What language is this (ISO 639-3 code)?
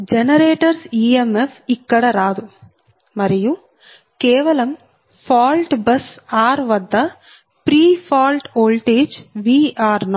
tel